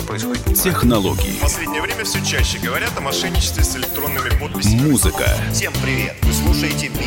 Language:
Russian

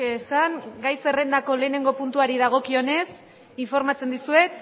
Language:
Basque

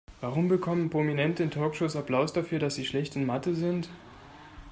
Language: German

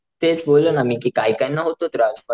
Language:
Marathi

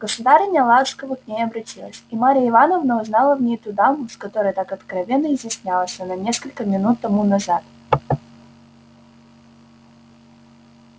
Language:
Russian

